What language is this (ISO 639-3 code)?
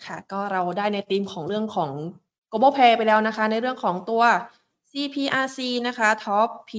tha